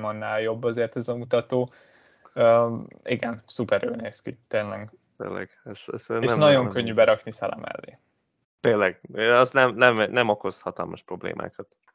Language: Hungarian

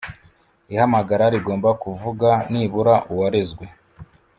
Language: Kinyarwanda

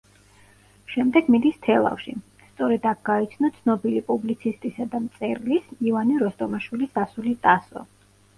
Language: Georgian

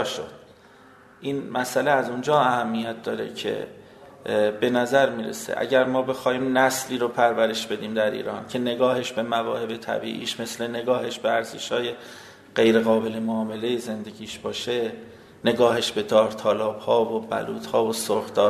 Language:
Persian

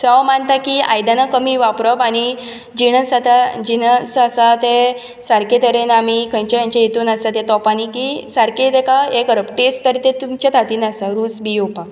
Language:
Konkani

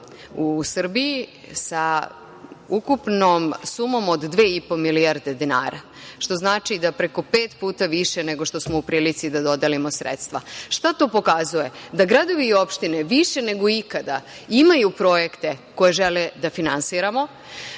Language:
Serbian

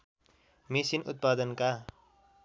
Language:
Nepali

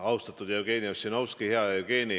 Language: Estonian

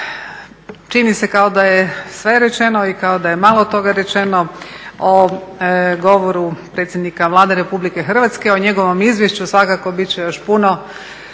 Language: Croatian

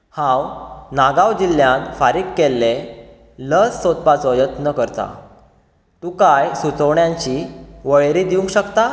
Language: Konkani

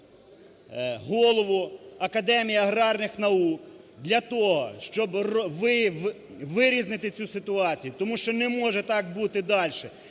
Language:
Ukrainian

